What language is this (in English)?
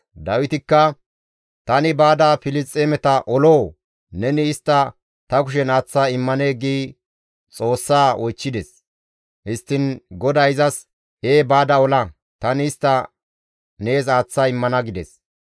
Gamo